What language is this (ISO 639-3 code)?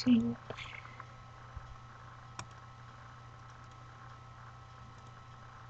por